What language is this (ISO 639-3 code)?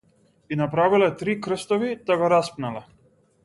mkd